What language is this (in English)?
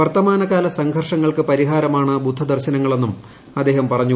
Malayalam